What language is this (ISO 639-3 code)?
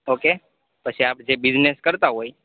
guj